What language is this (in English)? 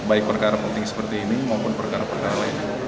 Indonesian